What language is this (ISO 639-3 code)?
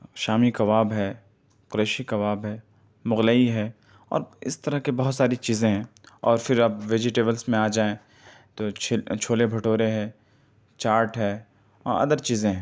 urd